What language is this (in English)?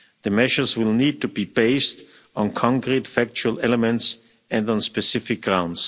English